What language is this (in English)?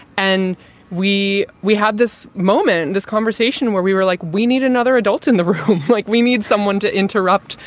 English